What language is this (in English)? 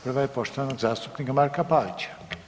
Croatian